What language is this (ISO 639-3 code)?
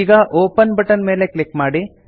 kan